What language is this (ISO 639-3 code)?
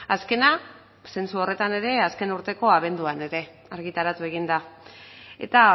eus